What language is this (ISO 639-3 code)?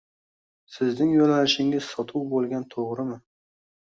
uzb